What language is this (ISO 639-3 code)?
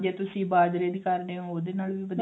pan